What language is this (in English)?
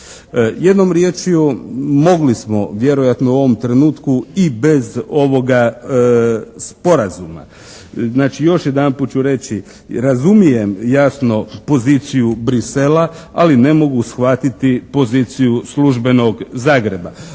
Croatian